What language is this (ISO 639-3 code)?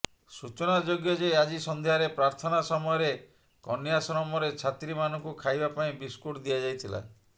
ori